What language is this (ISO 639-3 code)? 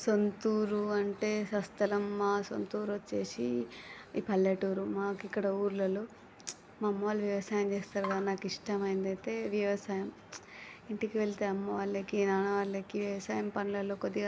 tel